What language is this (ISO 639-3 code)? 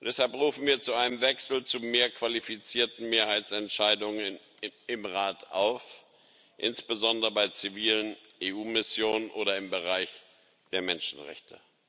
deu